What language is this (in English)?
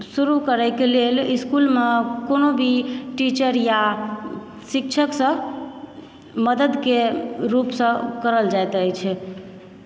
Maithili